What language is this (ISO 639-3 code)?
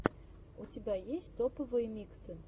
rus